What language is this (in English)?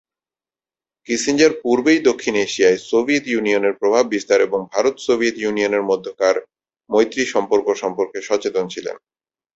Bangla